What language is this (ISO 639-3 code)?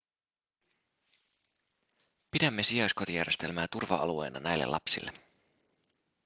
fin